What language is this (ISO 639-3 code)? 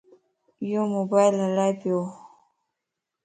lss